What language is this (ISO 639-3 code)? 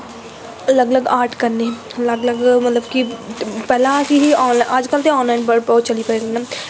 doi